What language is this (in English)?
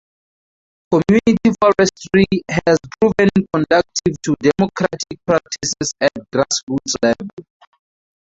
English